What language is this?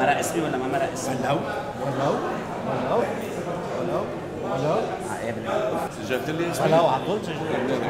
Arabic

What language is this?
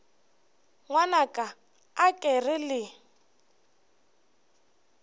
Northern Sotho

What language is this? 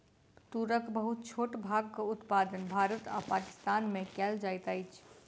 Maithili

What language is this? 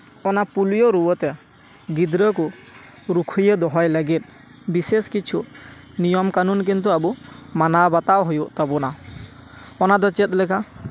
Santali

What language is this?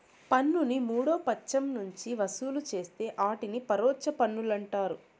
Telugu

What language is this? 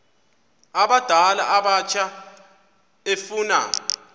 Xhosa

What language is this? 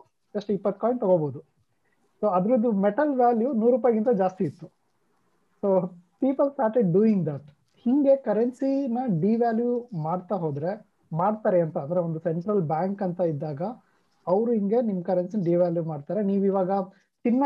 Kannada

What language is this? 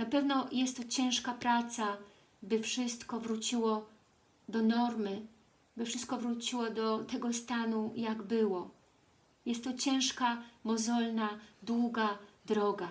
Polish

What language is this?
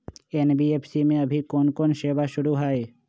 Magahi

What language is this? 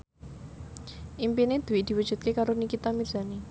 Javanese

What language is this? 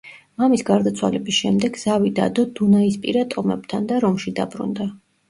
Georgian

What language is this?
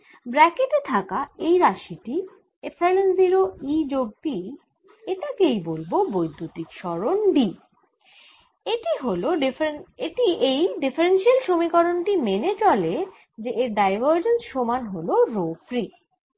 Bangla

